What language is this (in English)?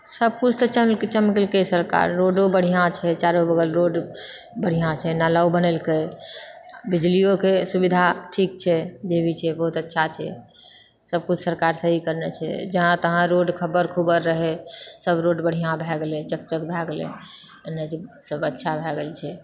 Maithili